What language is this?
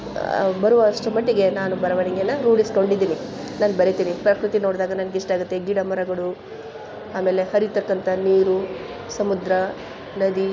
Kannada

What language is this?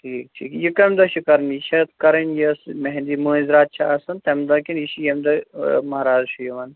Kashmiri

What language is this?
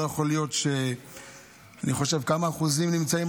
Hebrew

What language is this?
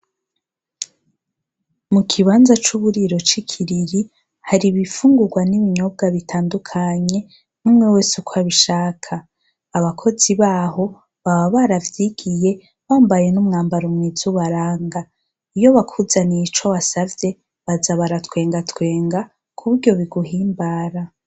Rundi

